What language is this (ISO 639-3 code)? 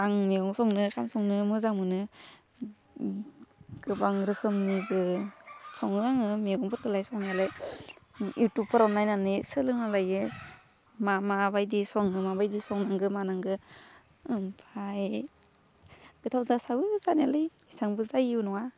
brx